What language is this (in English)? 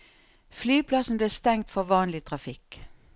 Norwegian